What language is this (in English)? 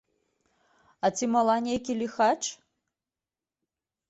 Belarusian